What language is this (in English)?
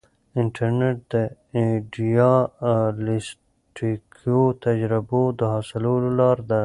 Pashto